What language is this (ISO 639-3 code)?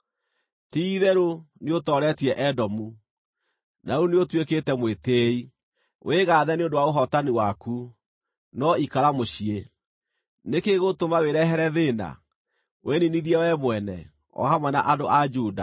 kik